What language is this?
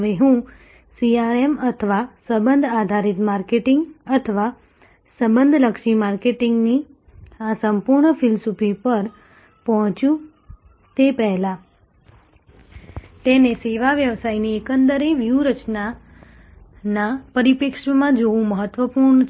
Gujarati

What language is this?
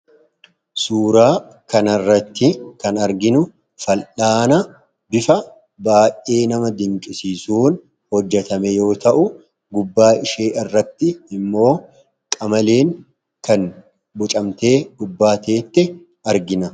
Oromo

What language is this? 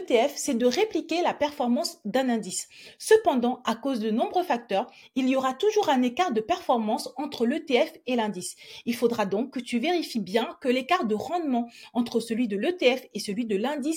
French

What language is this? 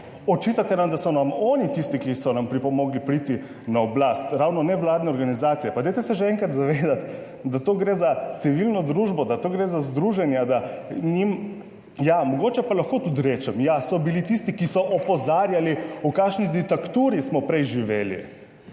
Slovenian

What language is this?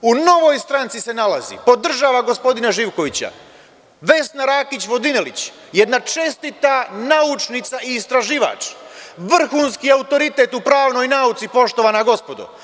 Serbian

